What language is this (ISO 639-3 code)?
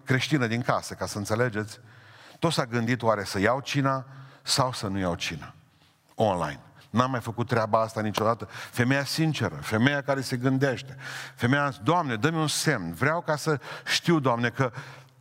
ron